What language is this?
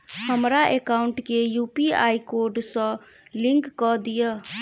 Maithili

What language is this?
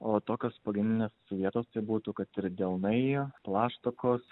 Lithuanian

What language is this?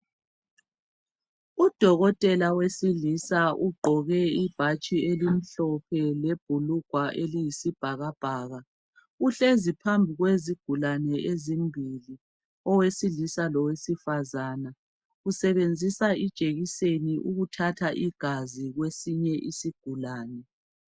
North Ndebele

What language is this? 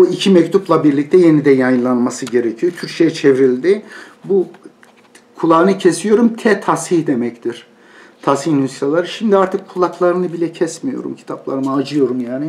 Turkish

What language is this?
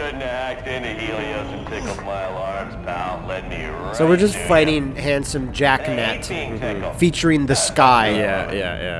English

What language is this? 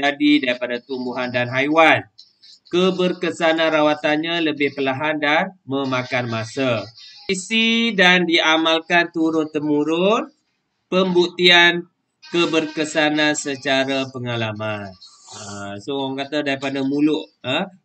Malay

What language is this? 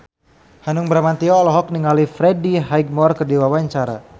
Sundanese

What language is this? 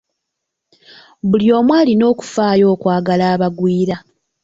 Ganda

